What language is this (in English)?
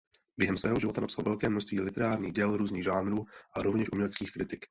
Czech